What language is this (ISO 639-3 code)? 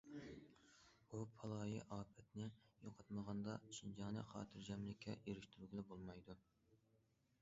uig